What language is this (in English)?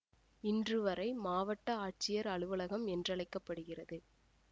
Tamil